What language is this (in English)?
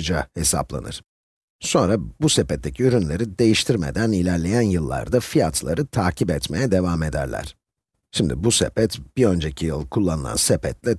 Turkish